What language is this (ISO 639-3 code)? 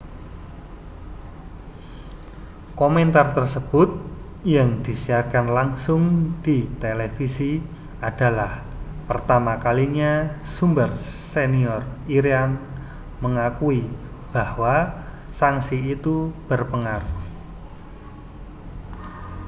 ind